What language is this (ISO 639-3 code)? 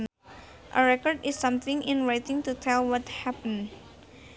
sun